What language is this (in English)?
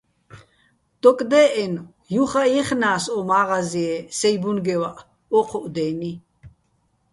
Bats